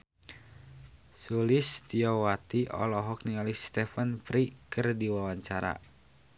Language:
Sundanese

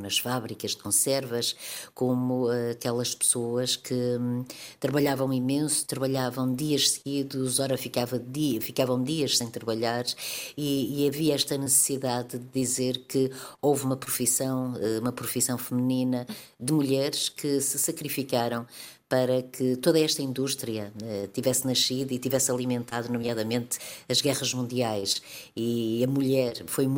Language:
Portuguese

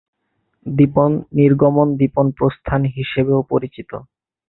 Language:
Bangla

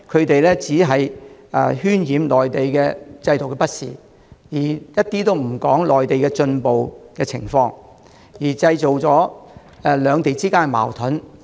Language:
Cantonese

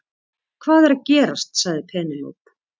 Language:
Icelandic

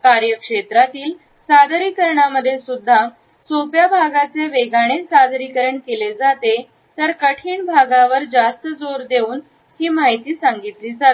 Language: Marathi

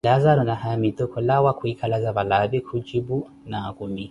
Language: Koti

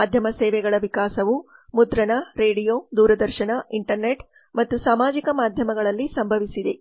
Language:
Kannada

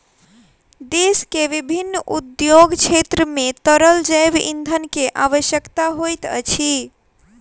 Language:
Maithili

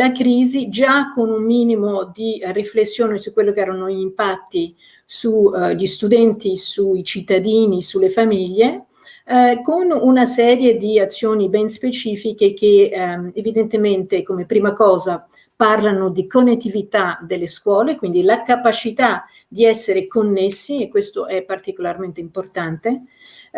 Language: Italian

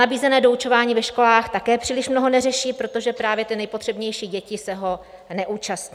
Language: Czech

